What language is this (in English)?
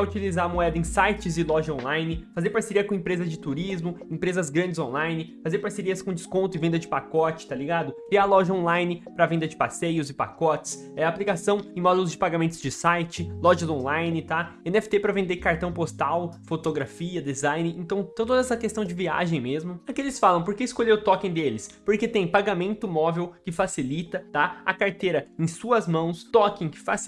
Portuguese